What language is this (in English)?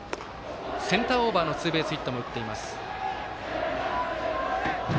Japanese